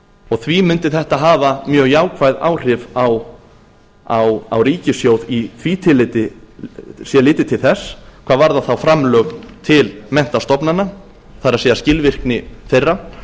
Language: Icelandic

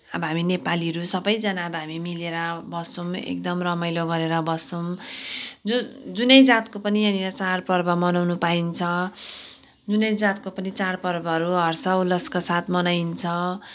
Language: Nepali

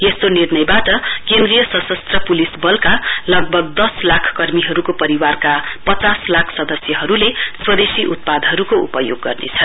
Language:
Nepali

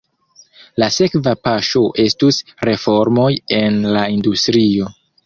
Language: Esperanto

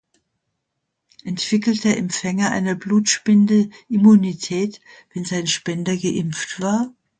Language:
German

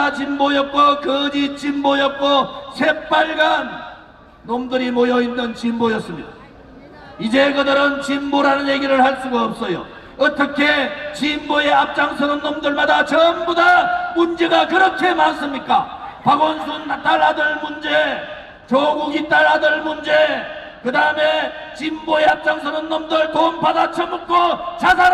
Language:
Korean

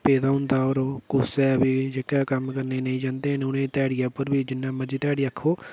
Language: Dogri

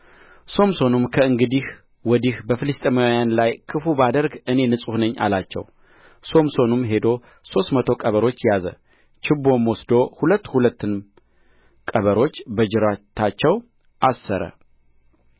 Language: Amharic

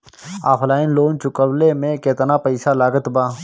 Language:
Bhojpuri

